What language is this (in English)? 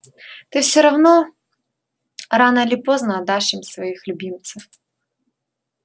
Russian